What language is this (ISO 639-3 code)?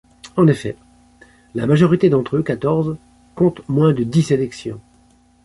fra